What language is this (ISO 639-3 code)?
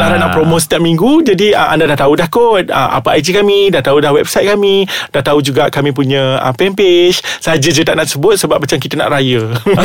msa